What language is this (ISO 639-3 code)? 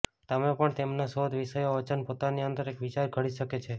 guj